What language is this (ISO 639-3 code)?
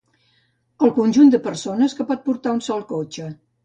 cat